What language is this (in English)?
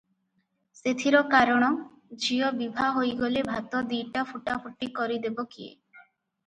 Odia